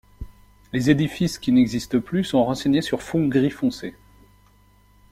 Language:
French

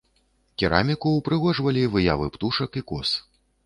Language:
Belarusian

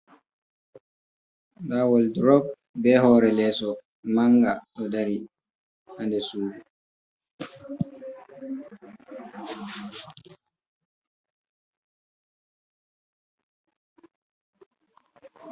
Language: Fula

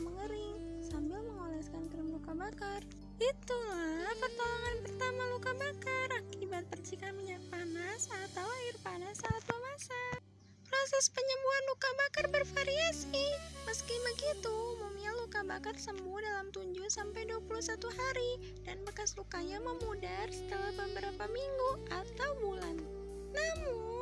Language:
Indonesian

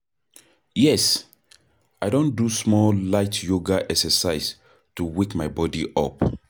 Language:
Nigerian Pidgin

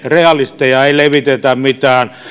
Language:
Finnish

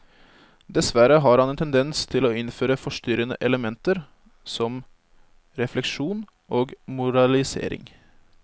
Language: Norwegian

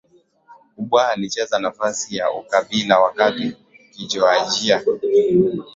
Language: Swahili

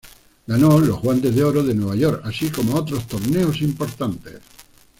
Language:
Spanish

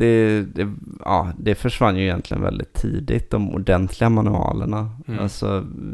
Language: Swedish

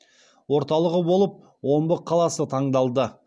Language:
Kazakh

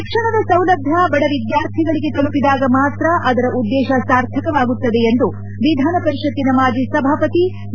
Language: Kannada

